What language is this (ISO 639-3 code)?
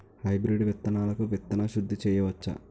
tel